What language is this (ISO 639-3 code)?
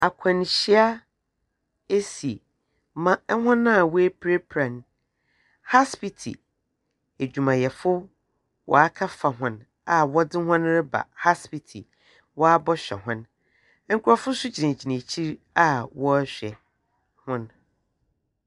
aka